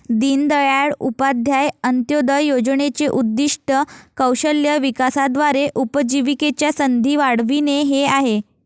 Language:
Marathi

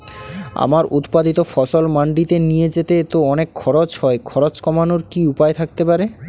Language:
Bangla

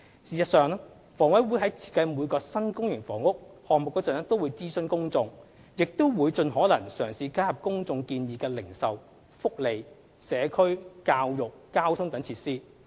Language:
Cantonese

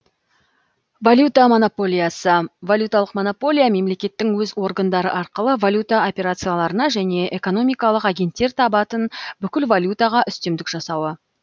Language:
Kazakh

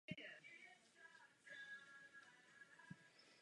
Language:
Czech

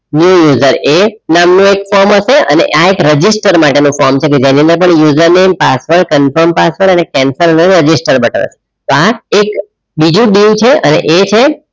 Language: Gujarati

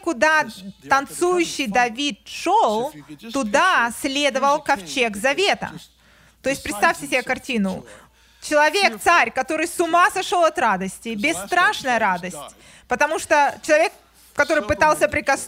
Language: Russian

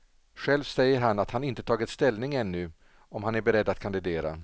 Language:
Swedish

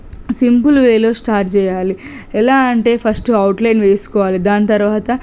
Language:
Telugu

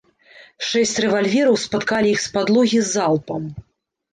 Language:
Belarusian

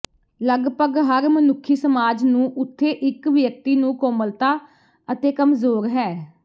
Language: Punjabi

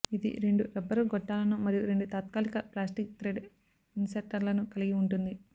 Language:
Telugu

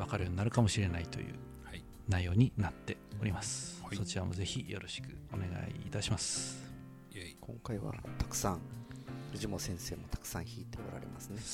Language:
Japanese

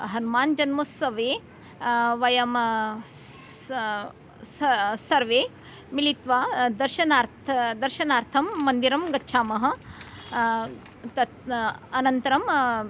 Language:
Sanskrit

